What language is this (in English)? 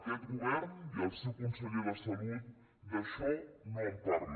Catalan